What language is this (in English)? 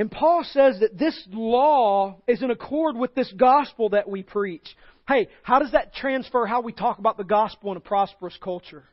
English